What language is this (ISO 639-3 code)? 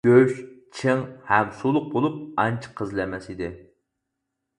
uig